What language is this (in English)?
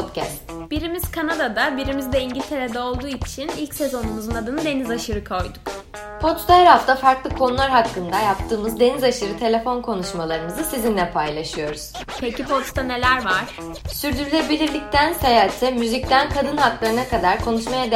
Turkish